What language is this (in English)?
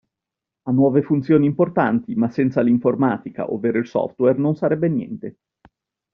Italian